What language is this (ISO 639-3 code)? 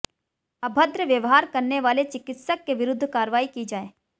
hin